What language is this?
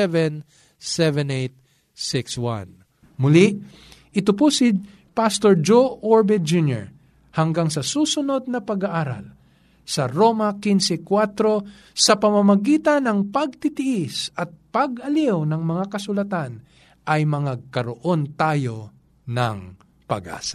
Filipino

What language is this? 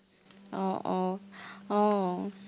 Assamese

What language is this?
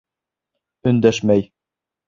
Bashkir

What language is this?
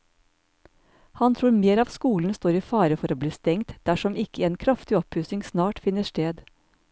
Norwegian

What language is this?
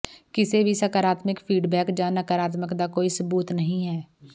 Punjabi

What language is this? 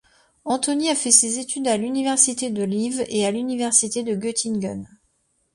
French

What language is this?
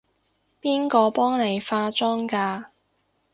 Cantonese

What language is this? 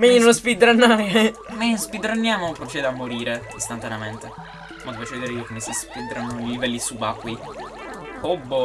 Italian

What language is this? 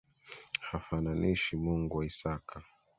Swahili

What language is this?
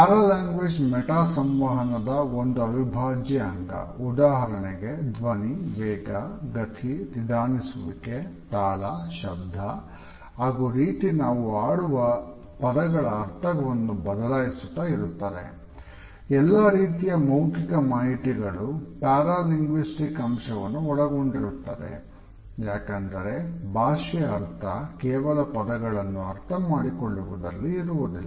Kannada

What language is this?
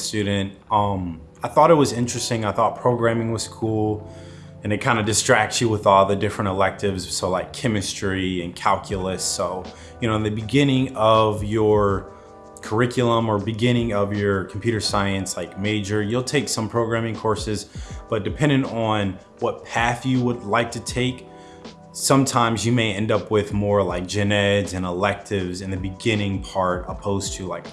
English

